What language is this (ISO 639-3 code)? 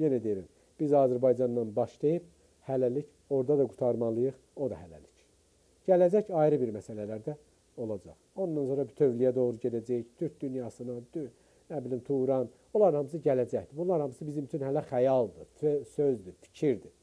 tur